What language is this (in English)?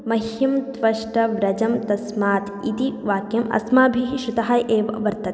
Sanskrit